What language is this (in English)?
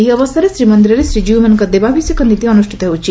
Odia